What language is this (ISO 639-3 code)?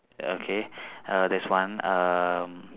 eng